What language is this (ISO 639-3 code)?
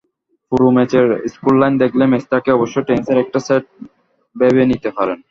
ben